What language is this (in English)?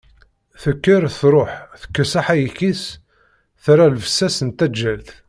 Kabyle